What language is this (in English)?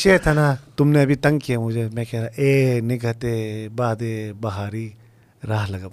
Urdu